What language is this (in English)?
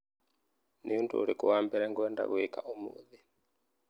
Kikuyu